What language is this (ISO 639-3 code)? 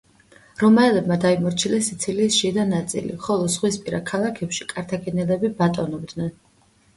kat